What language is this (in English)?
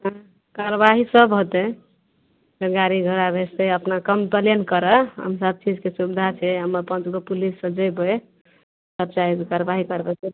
Maithili